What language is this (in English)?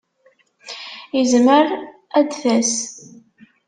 Kabyle